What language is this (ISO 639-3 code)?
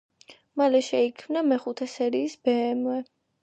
kat